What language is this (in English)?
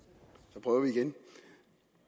Danish